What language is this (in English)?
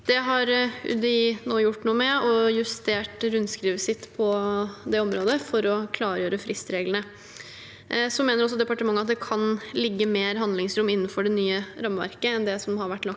Norwegian